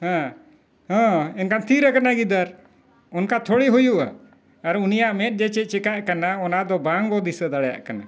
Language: Santali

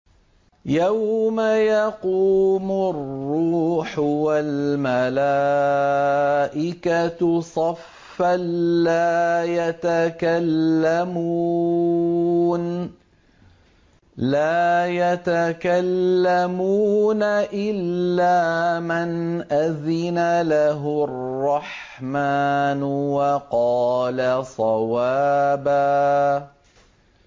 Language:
Arabic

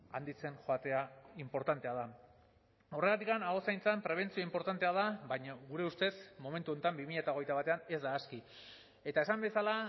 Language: Basque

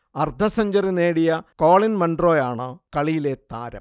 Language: Malayalam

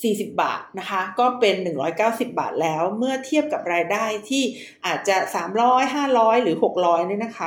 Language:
Thai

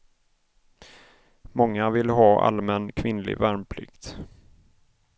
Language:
Swedish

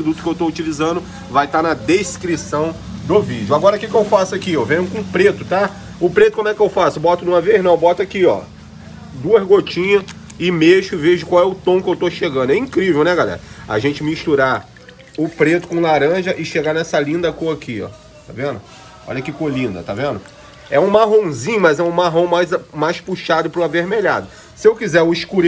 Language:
Portuguese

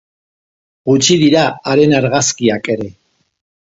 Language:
Basque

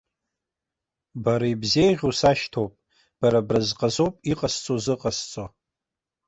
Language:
Abkhazian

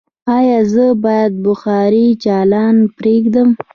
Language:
Pashto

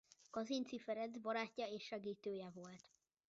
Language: Hungarian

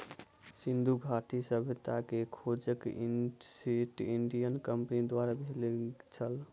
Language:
Maithili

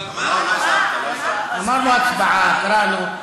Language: Hebrew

